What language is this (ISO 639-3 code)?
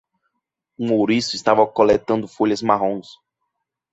por